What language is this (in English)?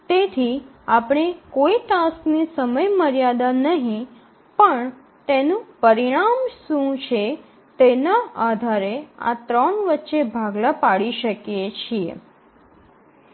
Gujarati